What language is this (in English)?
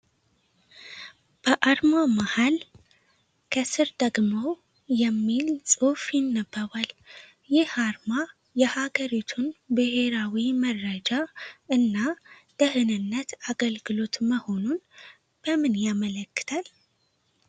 Amharic